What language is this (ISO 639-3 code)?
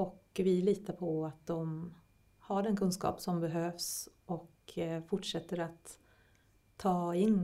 swe